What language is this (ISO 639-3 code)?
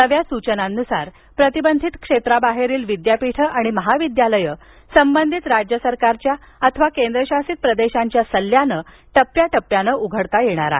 mar